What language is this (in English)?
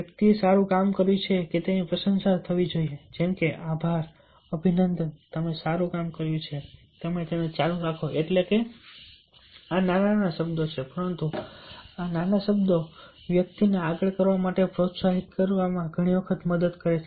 Gujarati